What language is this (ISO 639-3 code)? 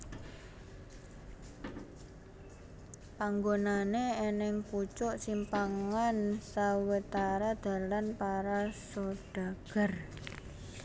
jav